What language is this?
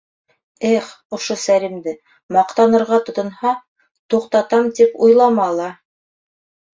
Bashkir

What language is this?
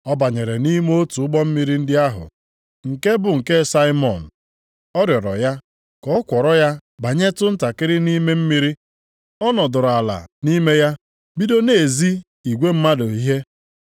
Igbo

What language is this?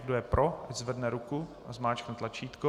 Czech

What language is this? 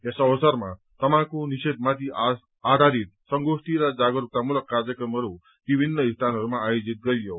Nepali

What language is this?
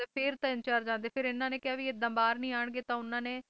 Punjabi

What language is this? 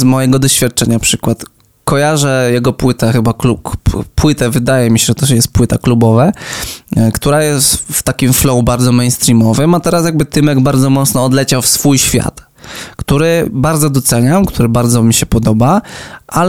Polish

